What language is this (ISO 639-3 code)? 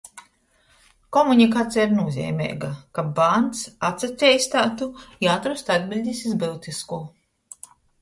ltg